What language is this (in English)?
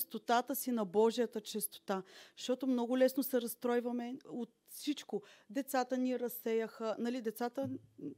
Bulgarian